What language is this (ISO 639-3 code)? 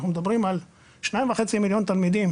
heb